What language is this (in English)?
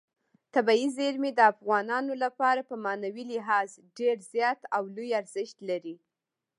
Pashto